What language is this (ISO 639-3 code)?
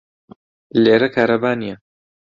ckb